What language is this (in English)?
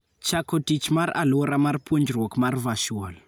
Luo (Kenya and Tanzania)